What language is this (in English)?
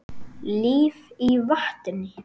Icelandic